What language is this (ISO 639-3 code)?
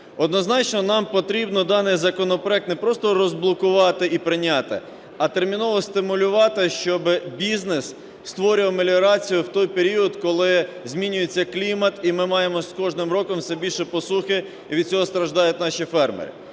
ukr